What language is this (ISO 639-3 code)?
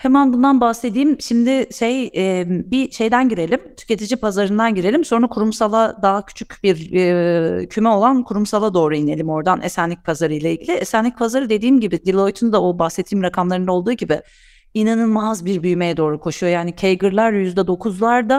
tur